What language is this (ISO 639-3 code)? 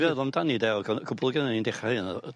cym